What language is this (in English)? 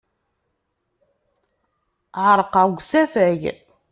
Kabyle